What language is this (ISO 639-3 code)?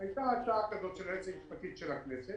heb